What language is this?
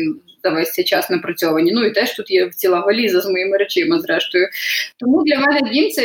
Ukrainian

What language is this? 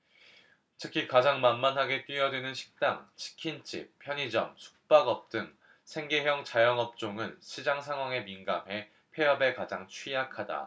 Korean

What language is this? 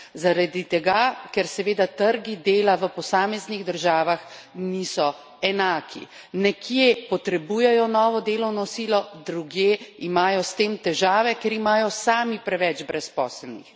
Slovenian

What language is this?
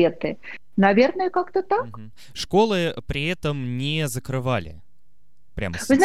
Russian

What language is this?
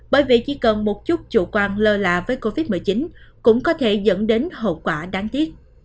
Vietnamese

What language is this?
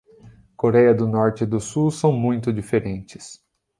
Portuguese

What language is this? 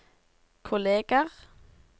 Norwegian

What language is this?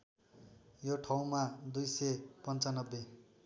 Nepali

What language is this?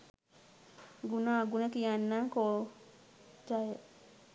Sinhala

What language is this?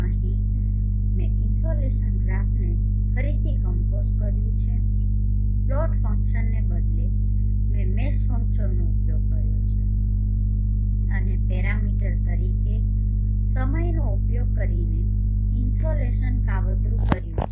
Gujarati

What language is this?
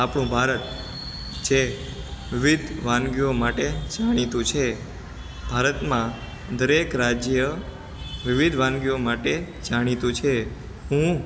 Gujarati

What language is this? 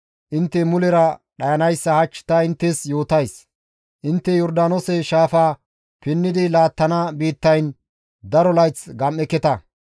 Gamo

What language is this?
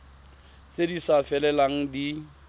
Tswana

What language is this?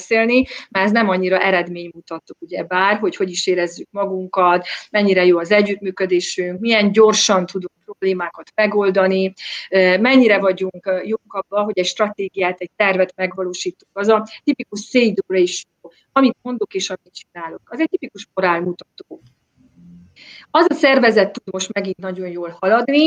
Hungarian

